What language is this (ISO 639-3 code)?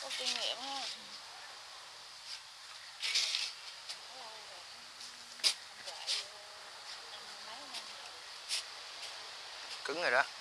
vie